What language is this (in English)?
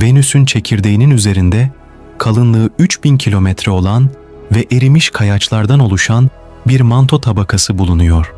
Turkish